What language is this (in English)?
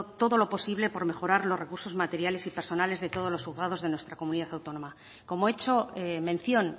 Spanish